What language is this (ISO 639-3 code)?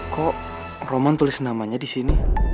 ind